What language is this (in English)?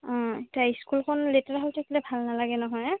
Assamese